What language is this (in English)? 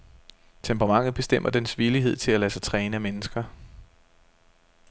Danish